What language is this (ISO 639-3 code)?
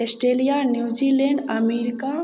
mai